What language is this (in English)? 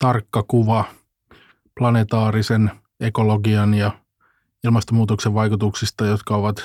Finnish